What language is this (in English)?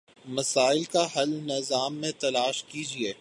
Urdu